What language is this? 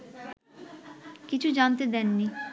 Bangla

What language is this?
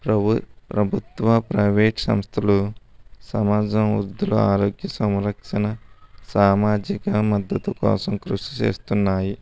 Telugu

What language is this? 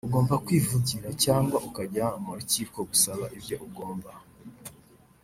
Kinyarwanda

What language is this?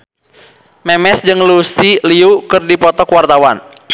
Sundanese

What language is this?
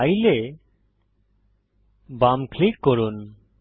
Bangla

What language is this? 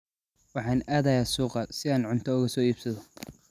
Somali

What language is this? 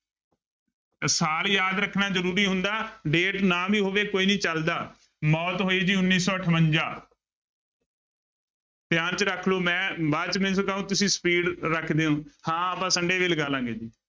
Punjabi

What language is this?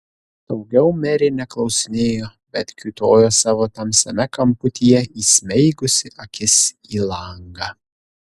Lithuanian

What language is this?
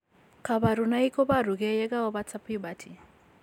Kalenjin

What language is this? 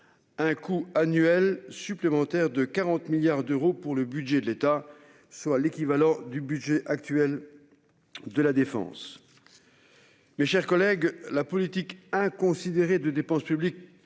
French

